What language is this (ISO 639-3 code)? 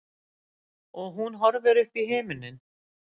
isl